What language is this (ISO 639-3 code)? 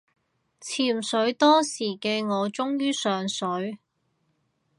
yue